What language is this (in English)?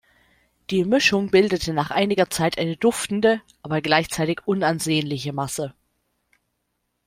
German